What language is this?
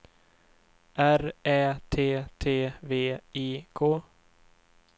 Swedish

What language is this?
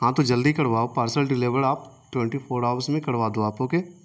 Urdu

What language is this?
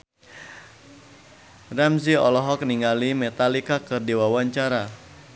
Sundanese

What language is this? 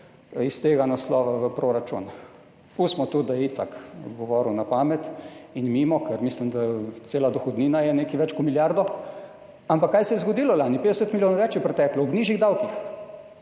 Slovenian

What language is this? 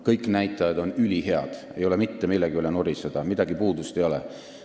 Estonian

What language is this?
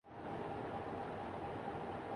Urdu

